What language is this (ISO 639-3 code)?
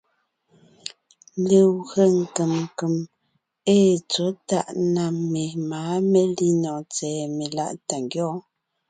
nnh